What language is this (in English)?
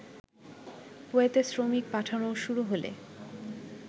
Bangla